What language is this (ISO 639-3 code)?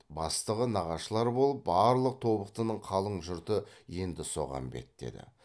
kaz